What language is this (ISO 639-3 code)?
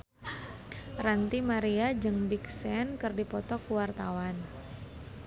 sun